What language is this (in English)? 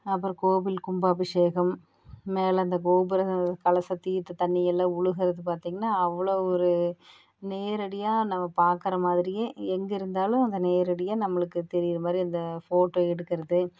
Tamil